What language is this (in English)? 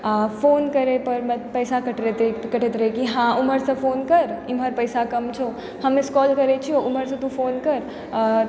Maithili